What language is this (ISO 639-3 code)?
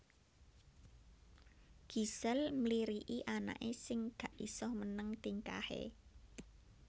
jav